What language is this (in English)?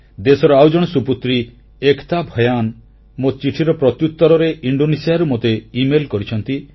Odia